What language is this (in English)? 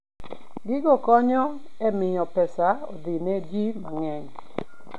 Luo (Kenya and Tanzania)